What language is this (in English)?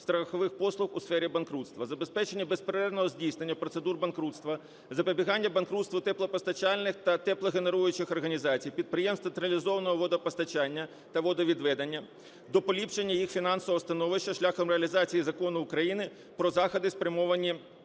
Ukrainian